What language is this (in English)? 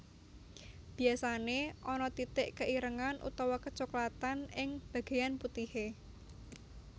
Javanese